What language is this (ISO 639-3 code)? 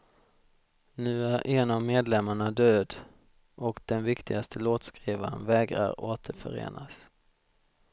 swe